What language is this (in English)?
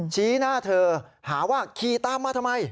Thai